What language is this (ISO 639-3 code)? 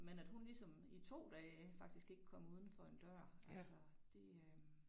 dan